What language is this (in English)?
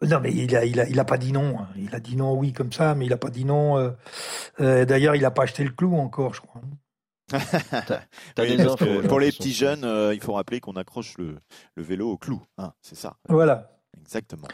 French